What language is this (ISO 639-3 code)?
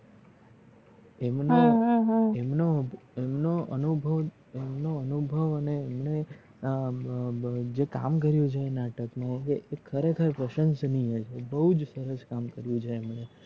guj